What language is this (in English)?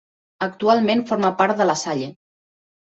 Catalan